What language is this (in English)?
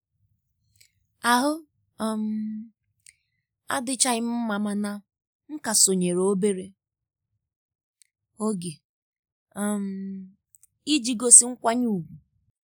Igbo